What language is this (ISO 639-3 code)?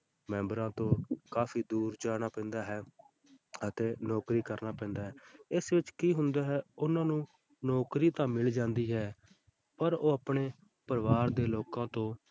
pan